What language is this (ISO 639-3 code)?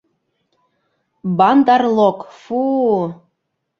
bak